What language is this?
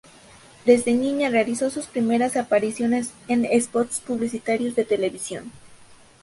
Spanish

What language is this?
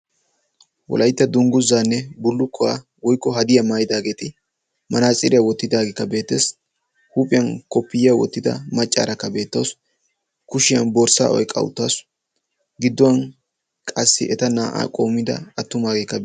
Wolaytta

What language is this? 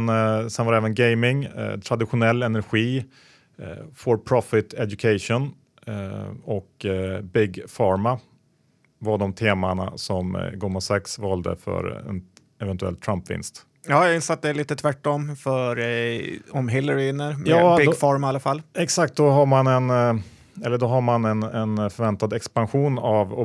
Swedish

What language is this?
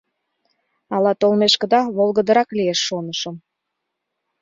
Mari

